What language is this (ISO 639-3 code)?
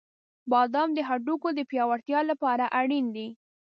pus